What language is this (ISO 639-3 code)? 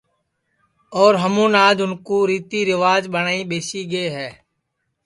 ssi